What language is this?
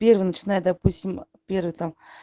Russian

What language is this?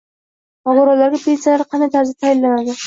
Uzbek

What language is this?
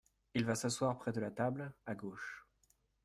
French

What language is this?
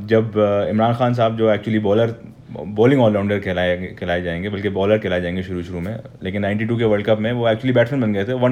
Hindi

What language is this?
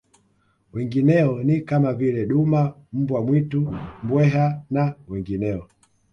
Swahili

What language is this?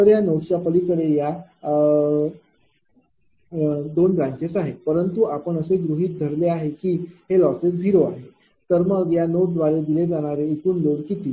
Marathi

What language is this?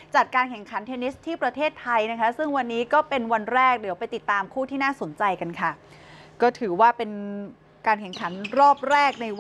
Thai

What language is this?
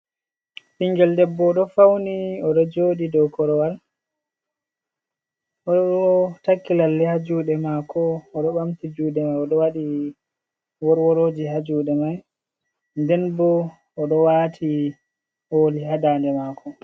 Fula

